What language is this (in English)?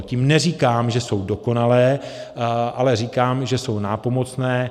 Czech